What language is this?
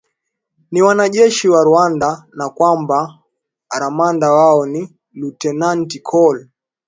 Swahili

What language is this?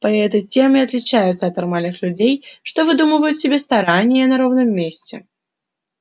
Russian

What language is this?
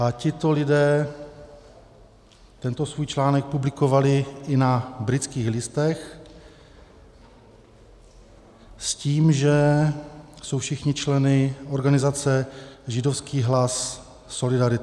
Czech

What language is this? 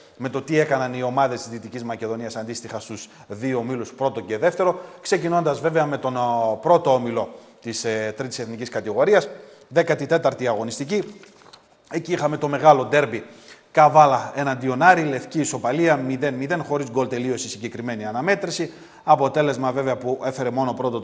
Greek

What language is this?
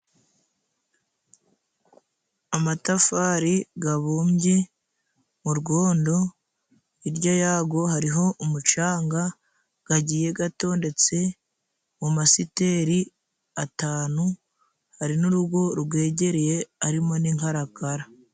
Kinyarwanda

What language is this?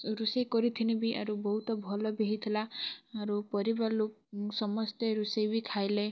Odia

